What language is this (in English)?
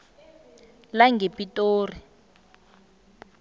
South Ndebele